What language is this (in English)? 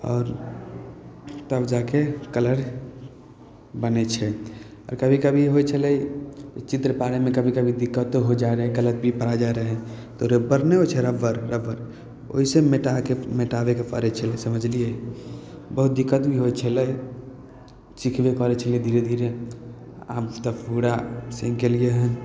Maithili